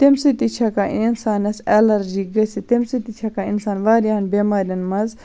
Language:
Kashmiri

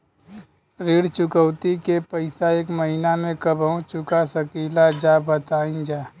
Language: Bhojpuri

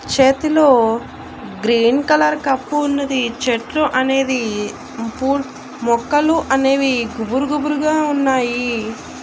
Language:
Telugu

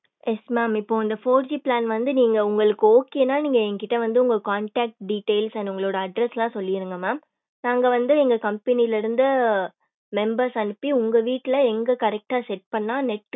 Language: Tamil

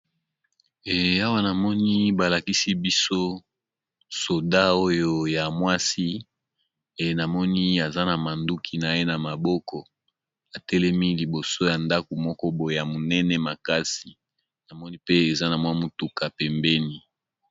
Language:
Lingala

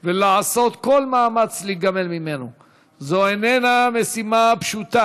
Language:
Hebrew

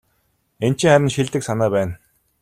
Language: Mongolian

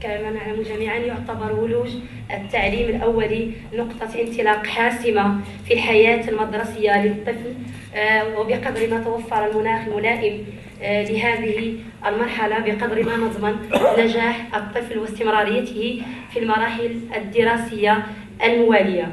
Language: Arabic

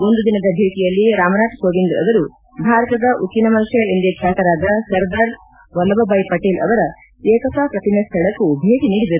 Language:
Kannada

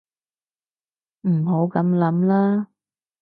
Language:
Cantonese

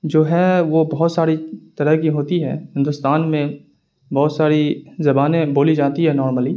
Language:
Urdu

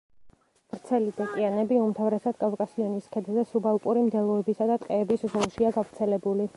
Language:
Georgian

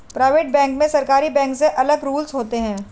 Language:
Hindi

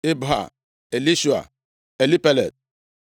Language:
Igbo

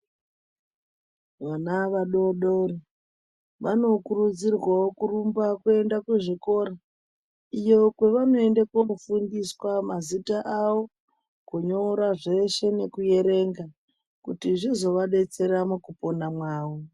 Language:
Ndau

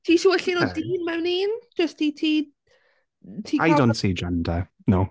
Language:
Welsh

